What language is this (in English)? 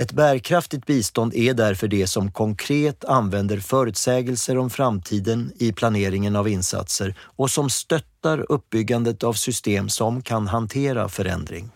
Swedish